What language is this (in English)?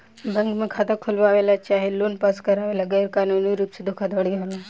Bhojpuri